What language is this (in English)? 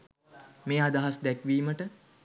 Sinhala